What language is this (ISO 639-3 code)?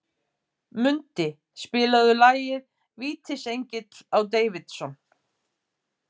isl